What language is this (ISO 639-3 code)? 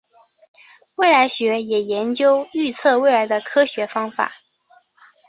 zho